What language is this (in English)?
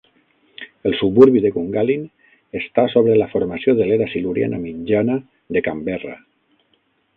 Catalan